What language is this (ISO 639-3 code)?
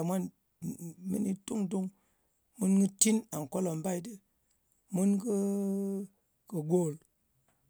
anc